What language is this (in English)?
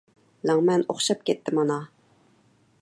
Uyghur